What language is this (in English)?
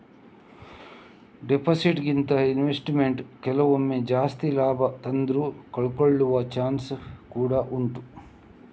Kannada